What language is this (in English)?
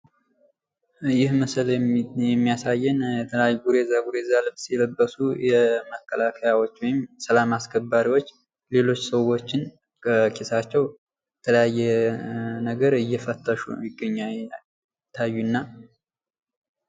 Amharic